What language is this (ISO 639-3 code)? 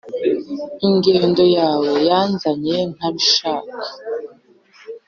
kin